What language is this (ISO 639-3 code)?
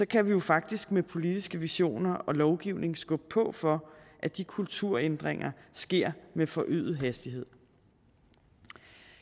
dan